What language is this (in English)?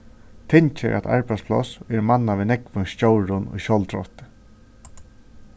Faroese